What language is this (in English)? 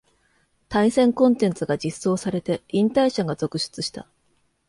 Japanese